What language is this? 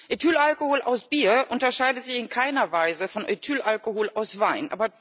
German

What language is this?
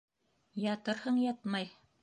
Bashkir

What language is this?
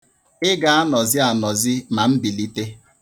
Igbo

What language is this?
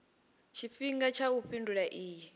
Venda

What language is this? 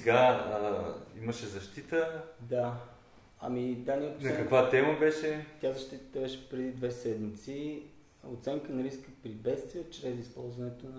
Bulgarian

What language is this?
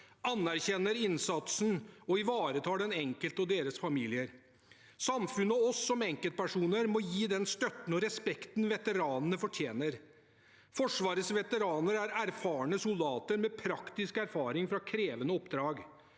Norwegian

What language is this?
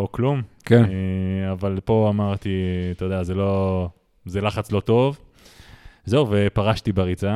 Hebrew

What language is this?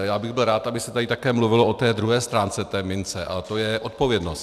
Czech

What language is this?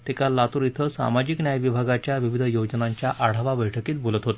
Marathi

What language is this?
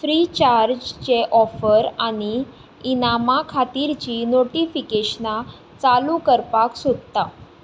Konkani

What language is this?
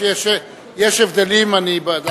Hebrew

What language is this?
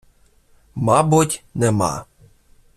Ukrainian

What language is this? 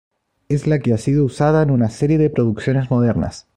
Spanish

